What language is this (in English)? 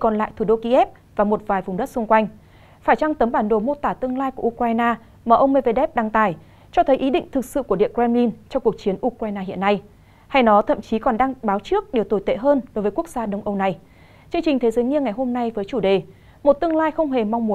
Vietnamese